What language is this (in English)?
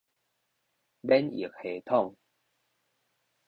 Min Nan Chinese